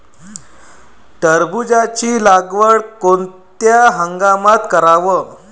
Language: Marathi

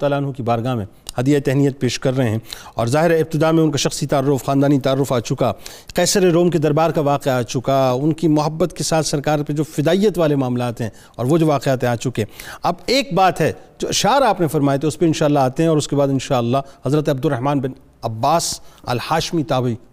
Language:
Urdu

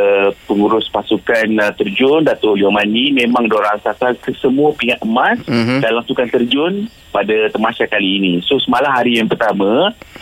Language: Malay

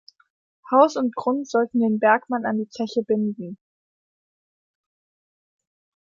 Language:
German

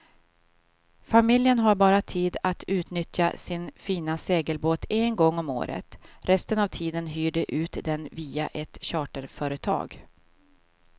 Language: Swedish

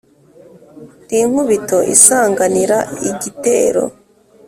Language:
Kinyarwanda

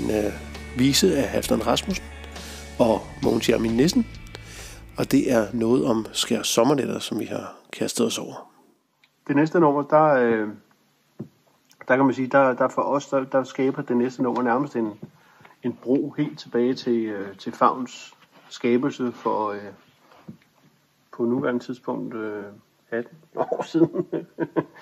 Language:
Danish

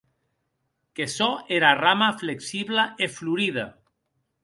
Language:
Occitan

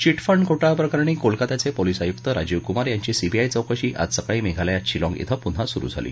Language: Marathi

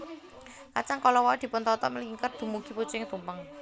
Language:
Javanese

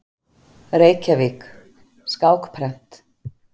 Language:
Icelandic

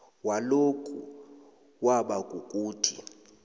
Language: South Ndebele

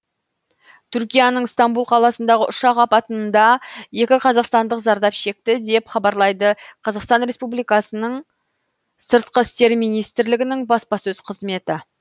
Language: Kazakh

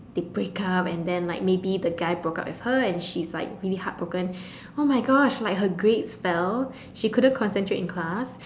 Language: English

